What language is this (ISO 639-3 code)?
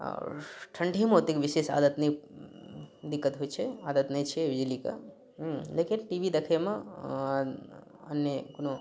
mai